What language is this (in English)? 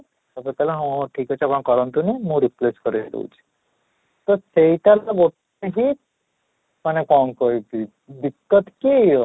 Odia